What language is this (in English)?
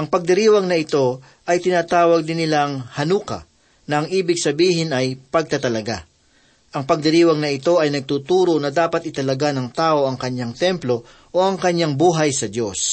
Filipino